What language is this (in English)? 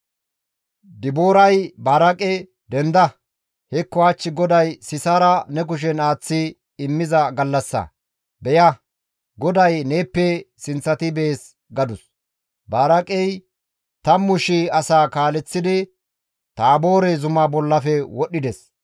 Gamo